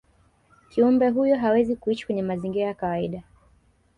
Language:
Swahili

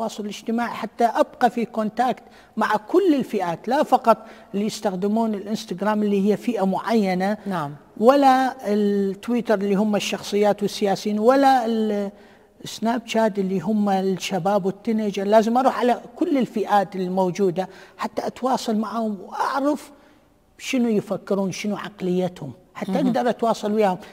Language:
Arabic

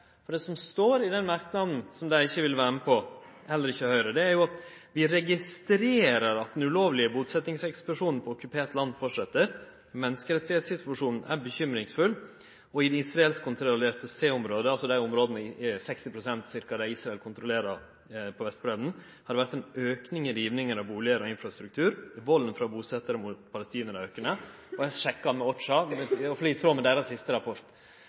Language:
Norwegian Nynorsk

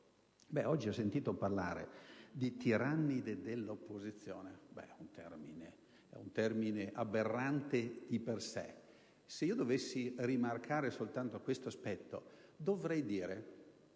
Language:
Italian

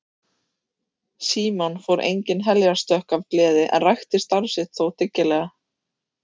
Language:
Icelandic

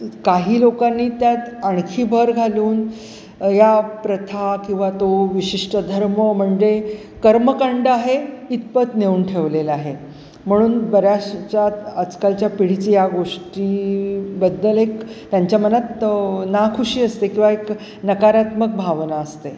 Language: Marathi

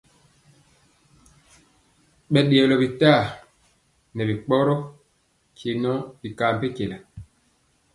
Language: Mpiemo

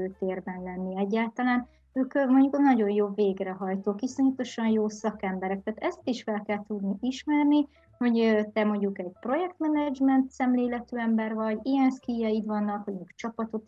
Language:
Hungarian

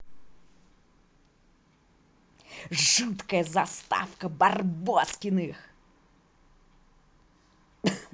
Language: Russian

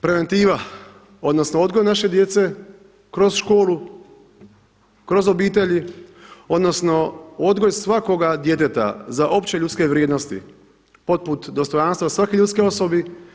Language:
Croatian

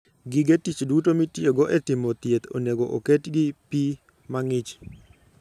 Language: Luo (Kenya and Tanzania)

